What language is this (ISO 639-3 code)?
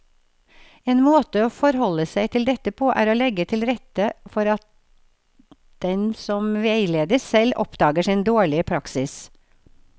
nor